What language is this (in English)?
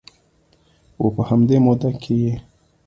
Pashto